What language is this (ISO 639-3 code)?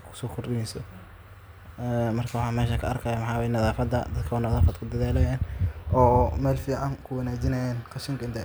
som